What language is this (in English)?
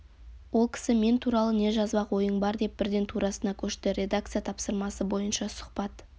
Kazakh